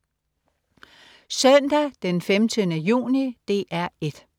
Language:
Danish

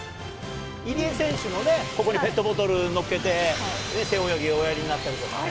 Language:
Japanese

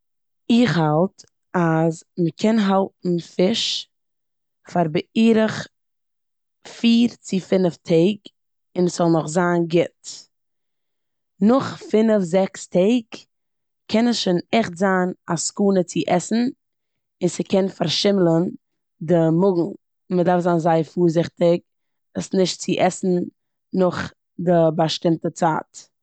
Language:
Yiddish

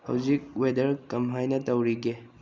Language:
Manipuri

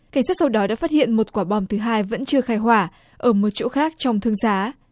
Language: Vietnamese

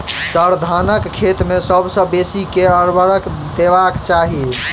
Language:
Maithili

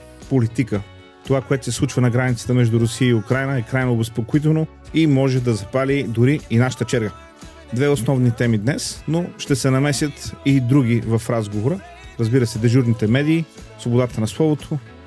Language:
Bulgarian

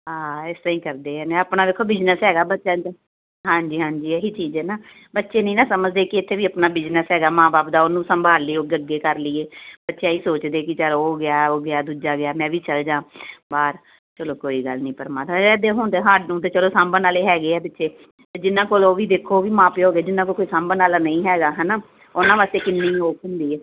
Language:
Punjabi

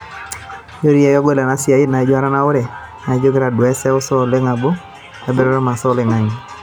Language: Masai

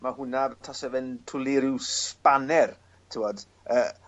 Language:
Welsh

